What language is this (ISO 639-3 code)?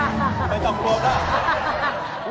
tha